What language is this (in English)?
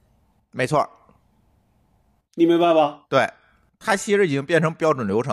Chinese